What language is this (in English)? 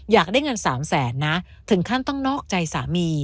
Thai